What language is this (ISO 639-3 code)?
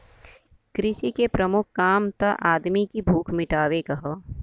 bho